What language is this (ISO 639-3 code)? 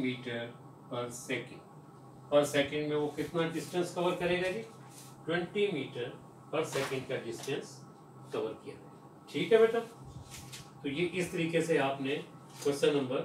hin